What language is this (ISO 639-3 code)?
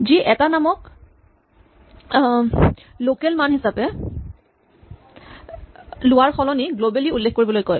asm